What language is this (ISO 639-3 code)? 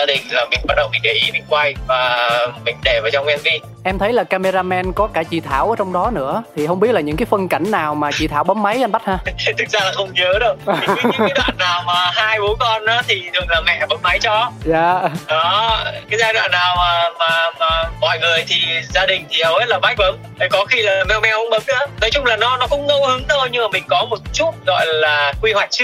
vie